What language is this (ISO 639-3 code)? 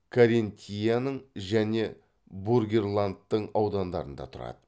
kaz